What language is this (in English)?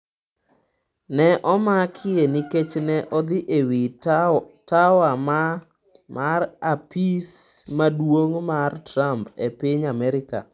Luo (Kenya and Tanzania)